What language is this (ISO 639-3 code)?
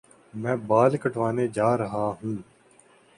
urd